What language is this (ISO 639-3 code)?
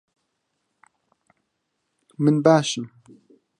ckb